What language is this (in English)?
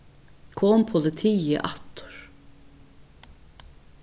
Faroese